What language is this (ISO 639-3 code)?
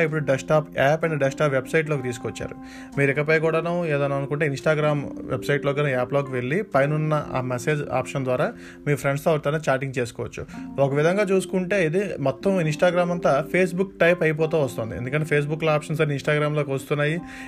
tel